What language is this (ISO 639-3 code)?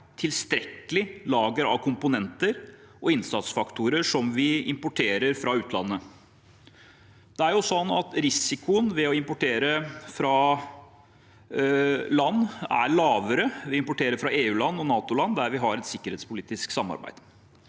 nor